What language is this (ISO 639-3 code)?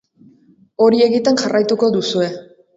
eus